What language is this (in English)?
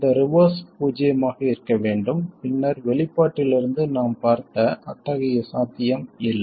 Tamil